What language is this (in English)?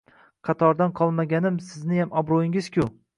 Uzbek